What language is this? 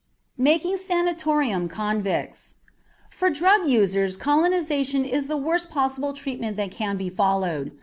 English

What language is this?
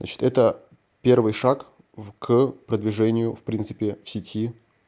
Russian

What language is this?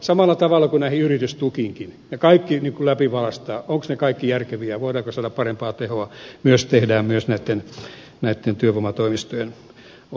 Finnish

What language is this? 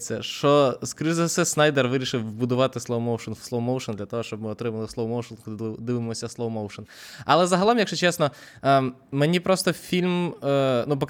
Ukrainian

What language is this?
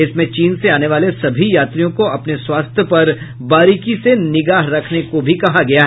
Hindi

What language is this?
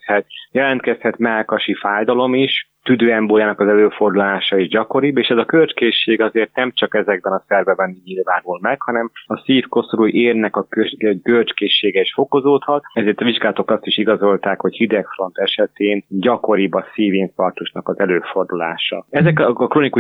Hungarian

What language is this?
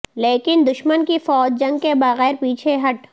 Urdu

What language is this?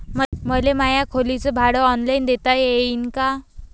Marathi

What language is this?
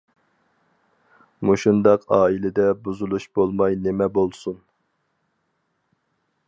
Uyghur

